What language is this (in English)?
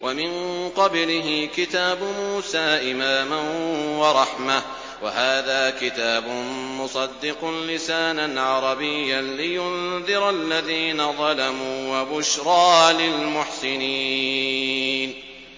Arabic